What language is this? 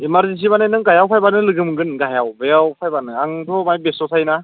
Bodo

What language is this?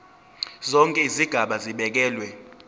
Zulu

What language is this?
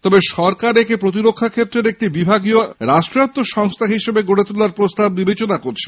Bangla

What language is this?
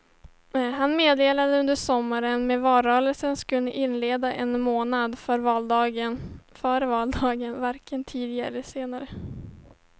Swedish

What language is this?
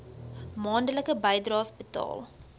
Afrikaans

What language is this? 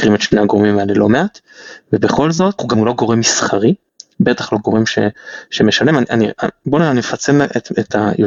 Hebrew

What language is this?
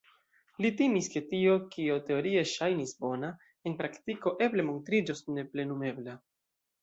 Esperanto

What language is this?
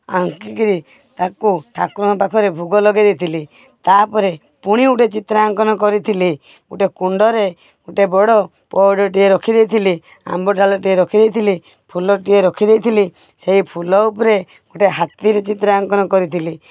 Odia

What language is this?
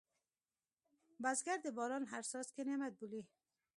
Pashto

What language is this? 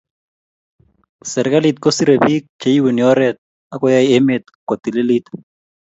Kalenjin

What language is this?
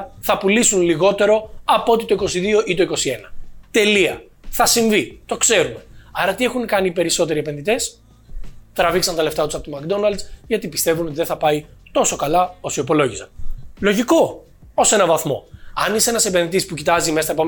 Greek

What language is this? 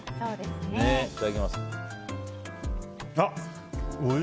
Japanese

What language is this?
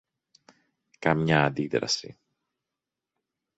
Greek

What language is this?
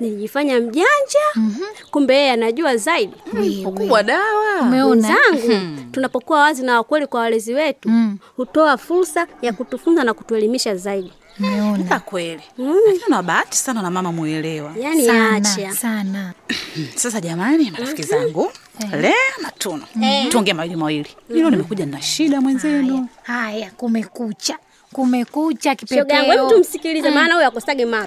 Swahili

